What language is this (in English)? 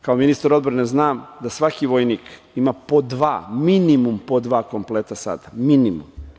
Serbian